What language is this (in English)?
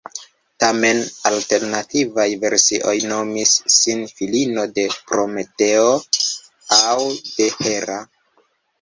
Esperanto